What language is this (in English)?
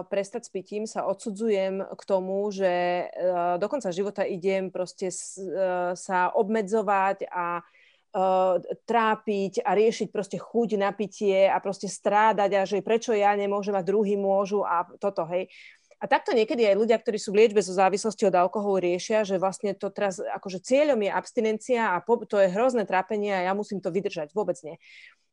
Slovak